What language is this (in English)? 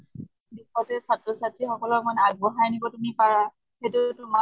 Assamese